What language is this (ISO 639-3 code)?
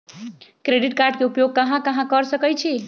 mag